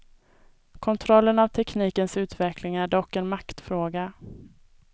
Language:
Swedish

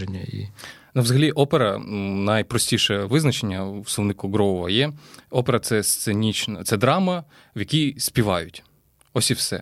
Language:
Ukrainian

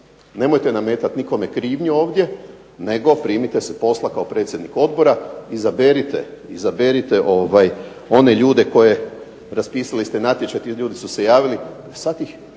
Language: Croatian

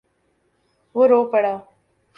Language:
Urdu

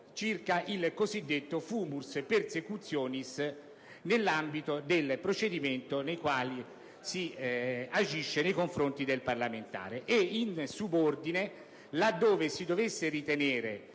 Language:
Italian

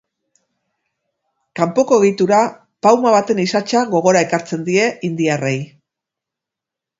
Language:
Basque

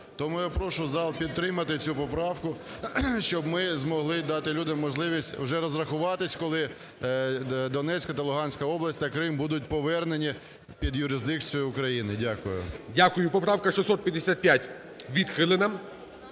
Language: Ukrainian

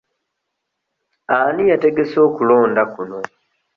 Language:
Ganda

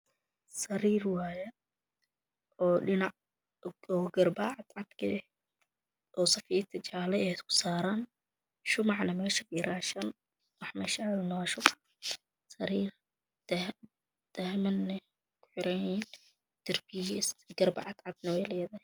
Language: Somali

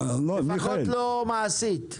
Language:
Hebrew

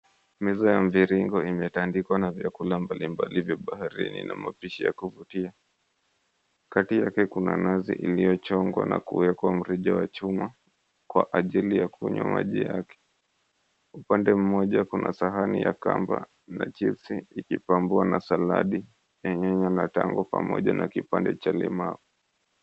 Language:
Swahili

